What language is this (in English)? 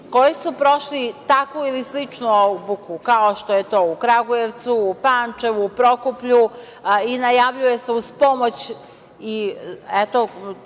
Serbian